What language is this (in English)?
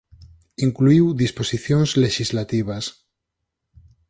Galician